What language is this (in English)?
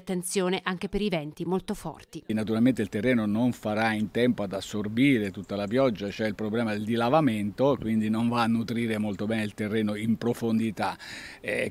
Italian